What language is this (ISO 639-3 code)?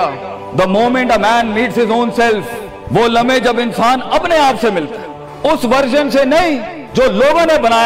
urd